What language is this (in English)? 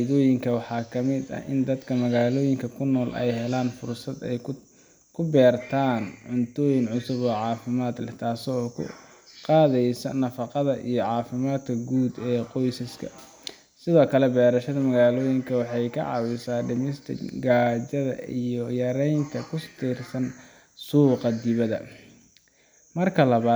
Somali